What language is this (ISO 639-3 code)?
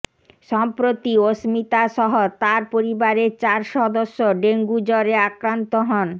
ben